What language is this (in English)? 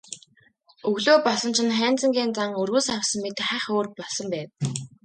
Mongolian